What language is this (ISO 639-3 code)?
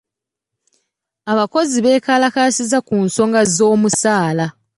lug